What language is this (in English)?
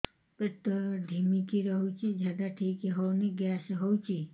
Odia